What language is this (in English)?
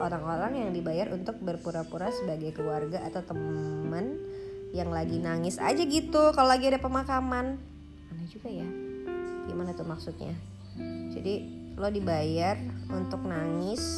Indonesian